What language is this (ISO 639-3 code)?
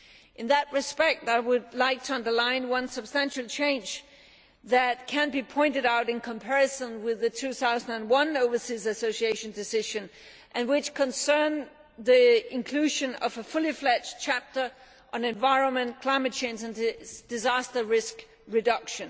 eng